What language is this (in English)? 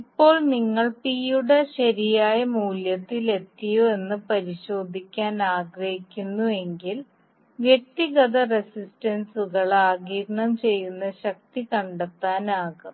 Malayalam